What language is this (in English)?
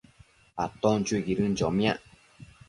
Matsés